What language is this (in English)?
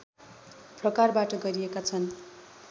Nepali